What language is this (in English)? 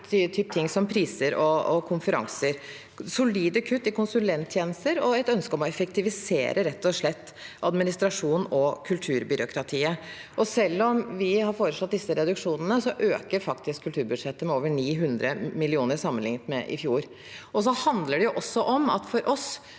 Norwegian